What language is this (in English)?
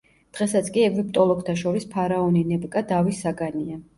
Georgian